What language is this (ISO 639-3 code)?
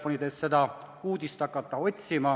est